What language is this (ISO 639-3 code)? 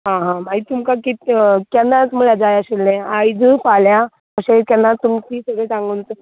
kok